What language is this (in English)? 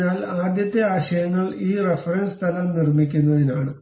Malayalam